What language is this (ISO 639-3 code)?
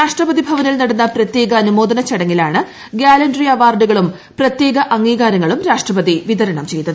mal